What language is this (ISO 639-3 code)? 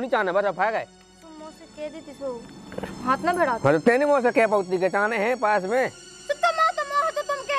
hin